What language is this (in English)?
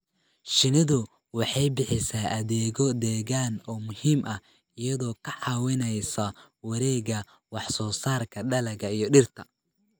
Somali